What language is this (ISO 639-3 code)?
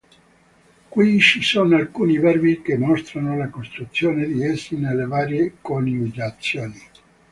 ita